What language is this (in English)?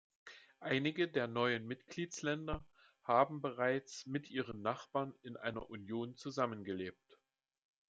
German